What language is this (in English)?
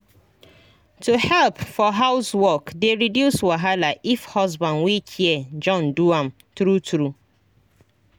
Nigerian Pidgin